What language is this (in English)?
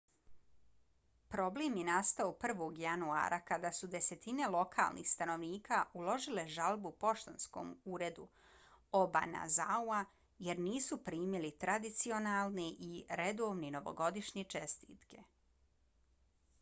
Bosnian